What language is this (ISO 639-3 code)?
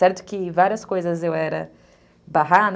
por